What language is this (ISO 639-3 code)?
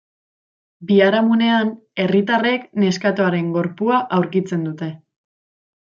eus